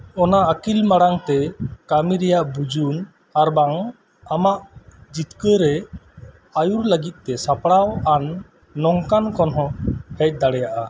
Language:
Santali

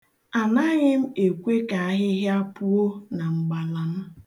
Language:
Igbo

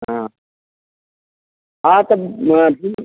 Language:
Hindi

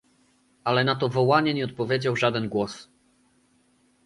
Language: Polish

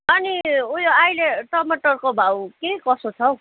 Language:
Nepali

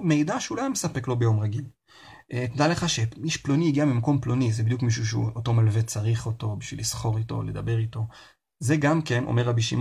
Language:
Hebrew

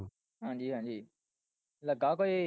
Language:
Punjabi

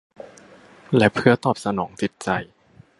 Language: Thai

